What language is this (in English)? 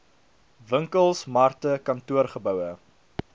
Afrikaans